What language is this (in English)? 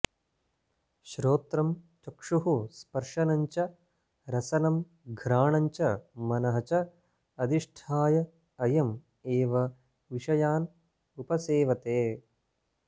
Sanskrit